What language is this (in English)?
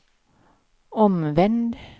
Swedish